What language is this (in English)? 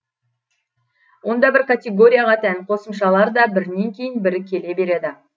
Kazakh